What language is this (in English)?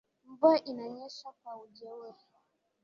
Swahili